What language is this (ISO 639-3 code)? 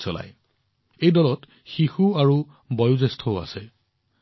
asm